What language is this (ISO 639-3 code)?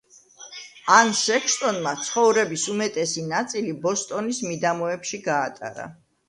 kat